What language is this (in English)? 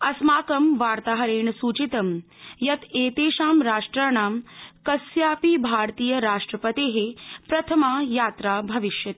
Sanskrit